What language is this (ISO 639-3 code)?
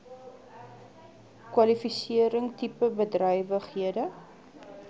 afr